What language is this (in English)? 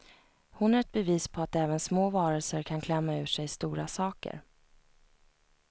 Swedish